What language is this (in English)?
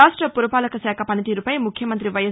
Telugu